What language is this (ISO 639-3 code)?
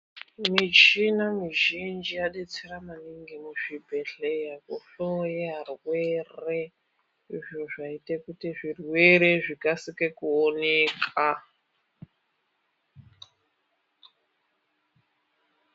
ndc